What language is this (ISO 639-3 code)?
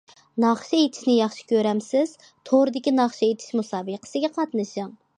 uig